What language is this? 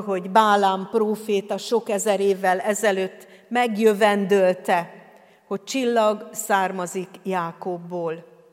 Hungarian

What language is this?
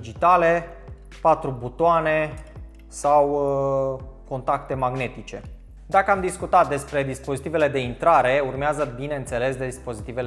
Romanian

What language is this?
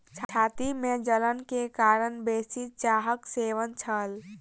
Maithili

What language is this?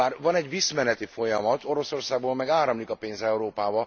Hungarian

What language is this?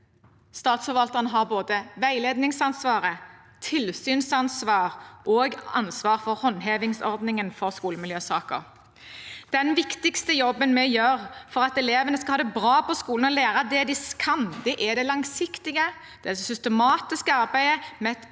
Norwegian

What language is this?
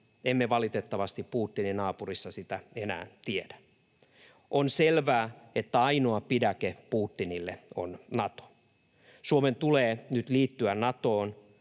Finnish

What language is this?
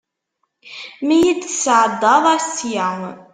Kabyle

